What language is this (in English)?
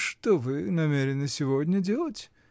Russian